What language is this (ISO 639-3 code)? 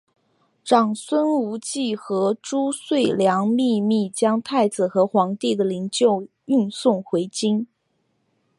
zho